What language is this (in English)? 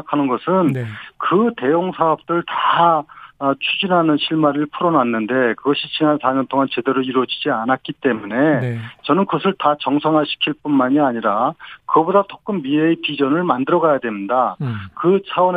Korean